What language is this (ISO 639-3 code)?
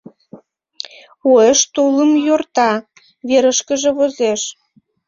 chm